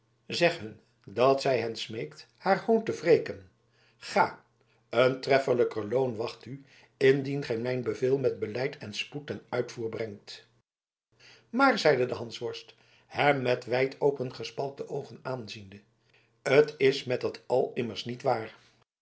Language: Dutch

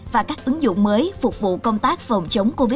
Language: Vietnamese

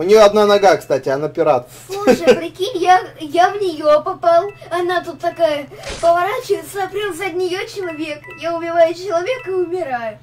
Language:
Russian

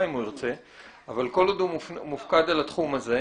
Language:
Hebrew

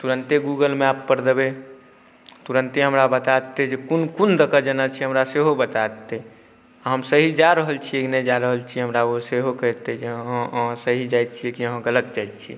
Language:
Maithili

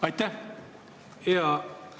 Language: Estonian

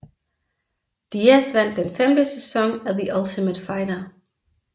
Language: Danish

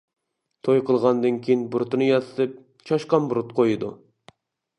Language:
Uyghur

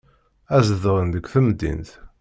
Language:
Kabyle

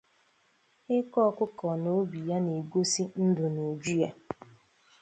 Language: Igbo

